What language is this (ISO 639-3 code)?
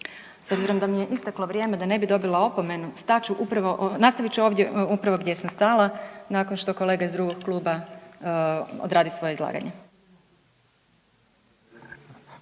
hrv